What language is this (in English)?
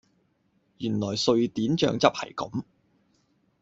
Cantonese